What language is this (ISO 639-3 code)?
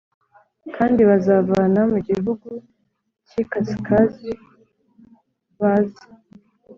kin